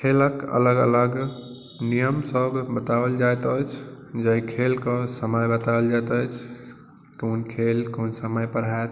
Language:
Maithili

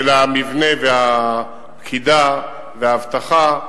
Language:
Hebrew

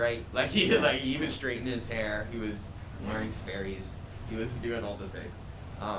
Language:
English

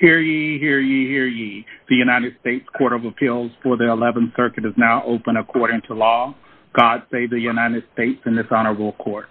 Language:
English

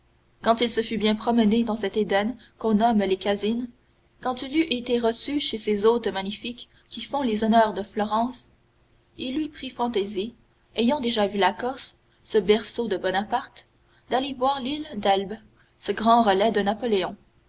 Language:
French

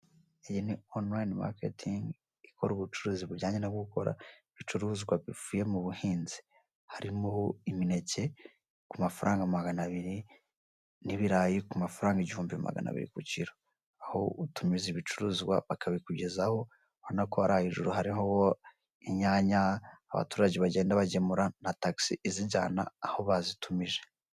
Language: Kinyarwanda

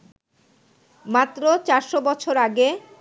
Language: Bangla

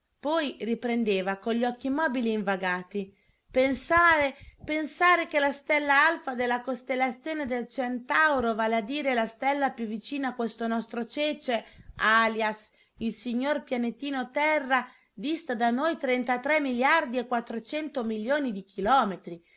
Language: Italian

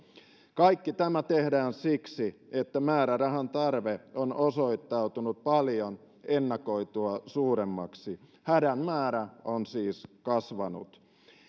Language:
Finnish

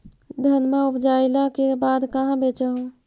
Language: Magahi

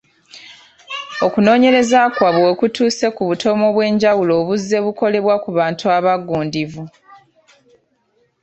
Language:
Ganda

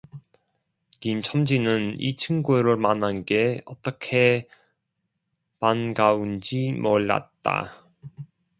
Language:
Korean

